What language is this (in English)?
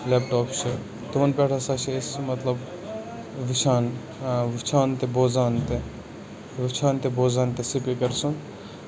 Kashmiri